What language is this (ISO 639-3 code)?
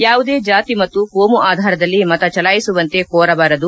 kan